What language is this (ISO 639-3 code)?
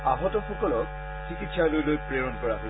asm